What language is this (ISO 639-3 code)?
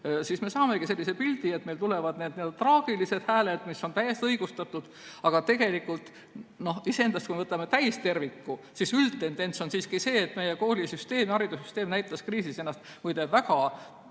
est